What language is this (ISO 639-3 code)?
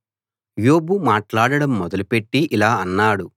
tel